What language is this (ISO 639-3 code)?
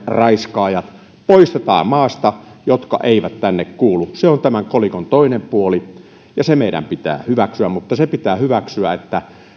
fin